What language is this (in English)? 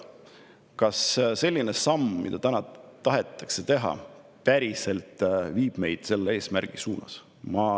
Estonian